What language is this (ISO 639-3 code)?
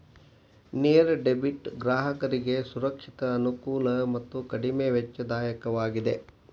kan